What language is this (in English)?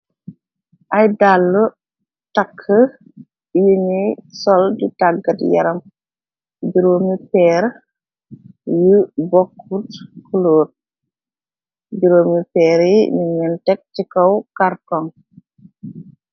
Wolof